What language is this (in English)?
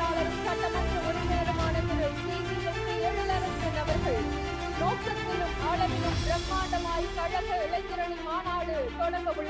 Tamil